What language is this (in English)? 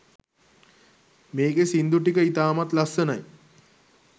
Sinhala